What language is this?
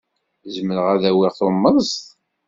Kabyle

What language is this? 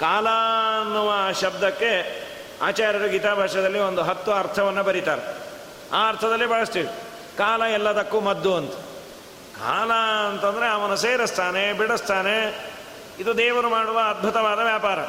Kannada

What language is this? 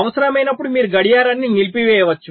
Telugu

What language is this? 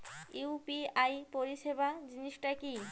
Bangla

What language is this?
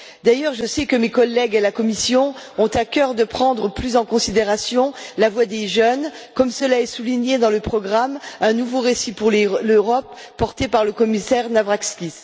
French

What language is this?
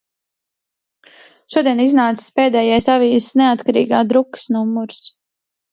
Latvian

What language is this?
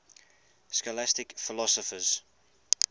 English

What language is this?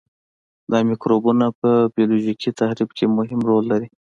Pashto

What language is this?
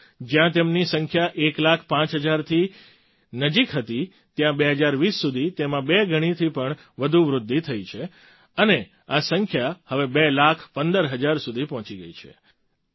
Gujarati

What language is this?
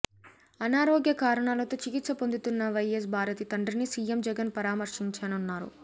Telugu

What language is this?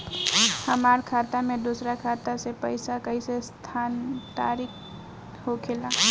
Bhojpuri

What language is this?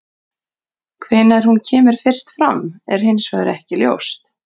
Icelandic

